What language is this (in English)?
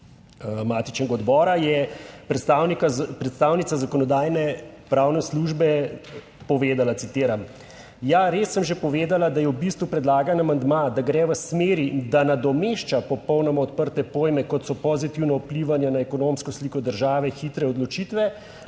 Slovenian